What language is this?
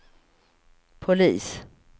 Swedish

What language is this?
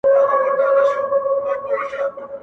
Pashto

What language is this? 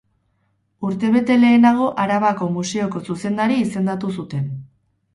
Basque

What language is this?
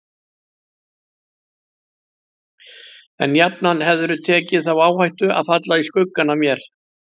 Icelandic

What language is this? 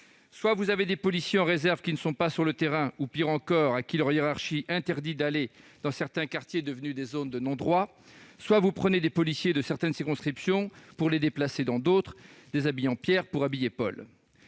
French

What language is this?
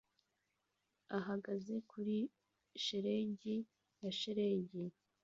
Kinyarwanda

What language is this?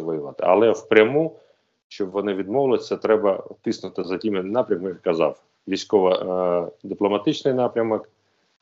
Ukrainian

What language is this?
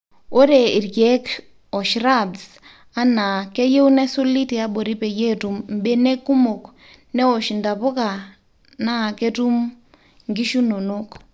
Masai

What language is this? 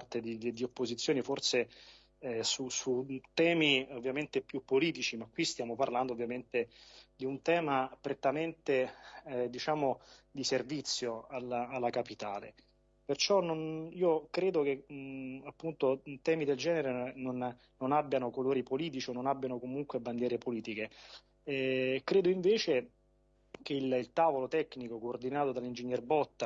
Italian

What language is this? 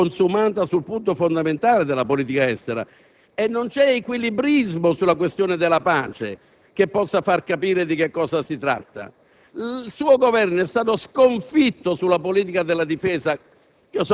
Italian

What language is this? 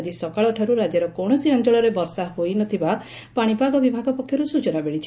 Odia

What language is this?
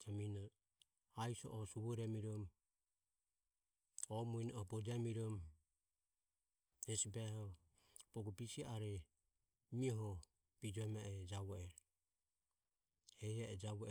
Ömie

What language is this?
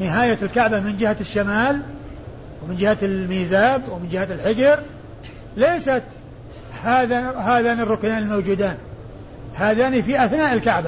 Arabic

